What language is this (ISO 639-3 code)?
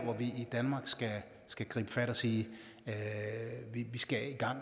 dan